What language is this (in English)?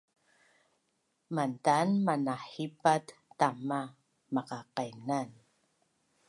Bunun